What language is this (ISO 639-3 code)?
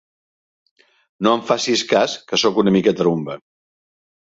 cat